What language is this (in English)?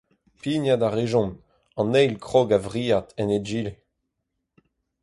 Breton